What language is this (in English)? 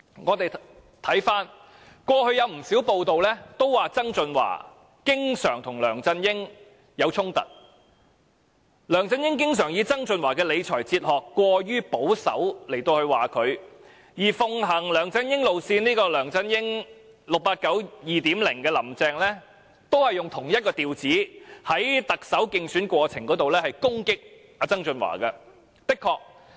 Cantonese